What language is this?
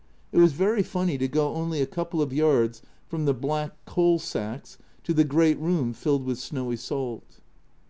English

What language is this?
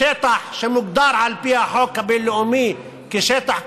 Hebrew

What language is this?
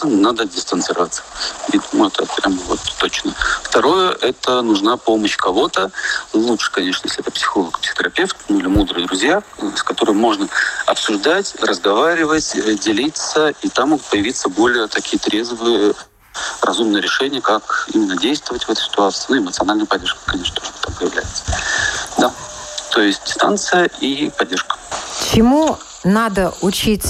Russian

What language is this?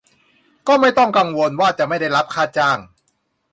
Thai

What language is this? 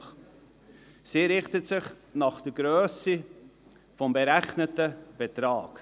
Swiss German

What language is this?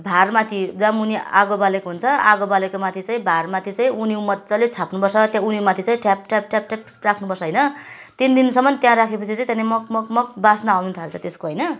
Nepali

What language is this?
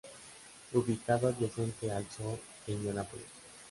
Spanish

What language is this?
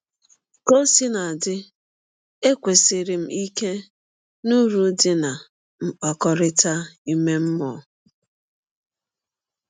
Igbo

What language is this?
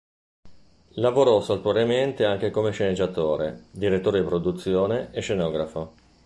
Italian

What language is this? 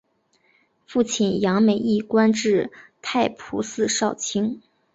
Chinese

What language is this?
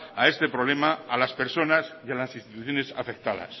Spanish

